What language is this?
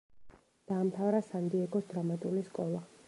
Georgian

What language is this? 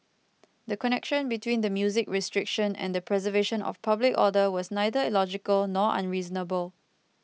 English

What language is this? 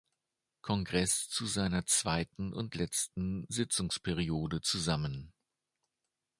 German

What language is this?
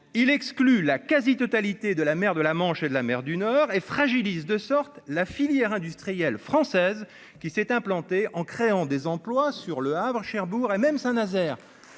French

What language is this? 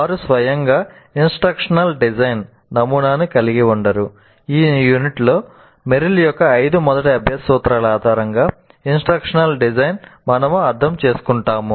Telugu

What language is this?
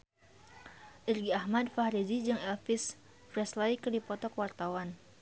Sundanese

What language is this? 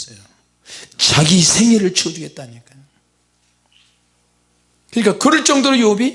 Korean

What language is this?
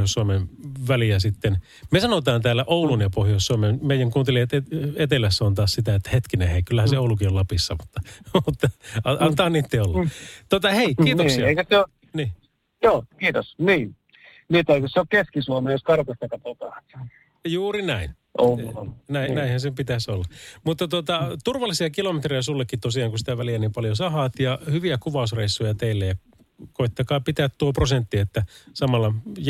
Finnish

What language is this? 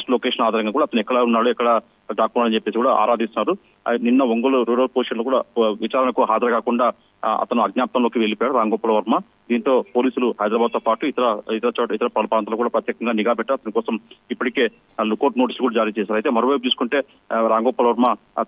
Telugu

